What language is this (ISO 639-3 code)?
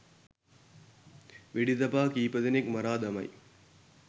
sin